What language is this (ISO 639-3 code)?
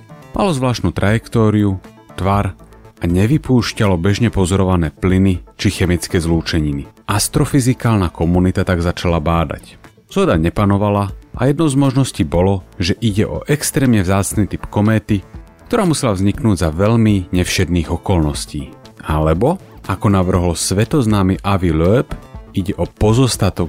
slk